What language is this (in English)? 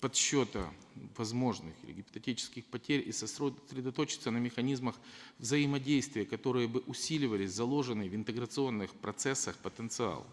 Russian